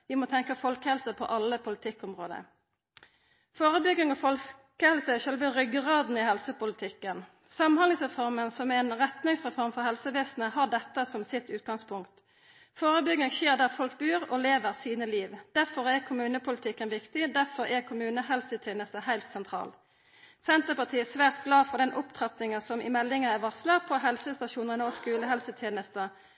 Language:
Norwegian Nynorsk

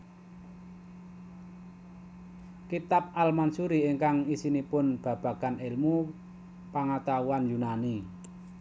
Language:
Javanese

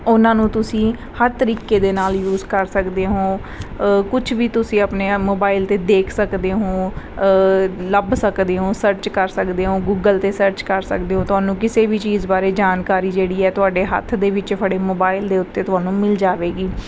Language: Punjabi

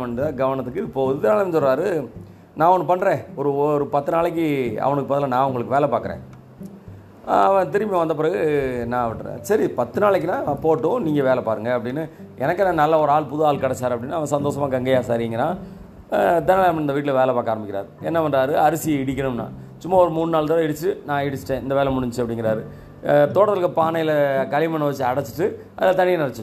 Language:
Tamil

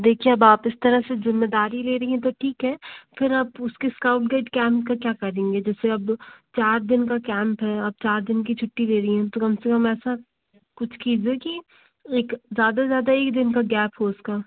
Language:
Hindi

